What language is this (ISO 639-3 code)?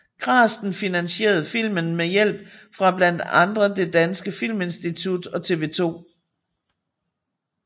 dan